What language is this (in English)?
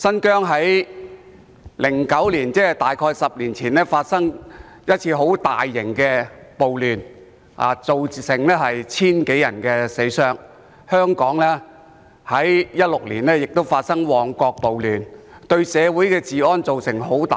Cantonese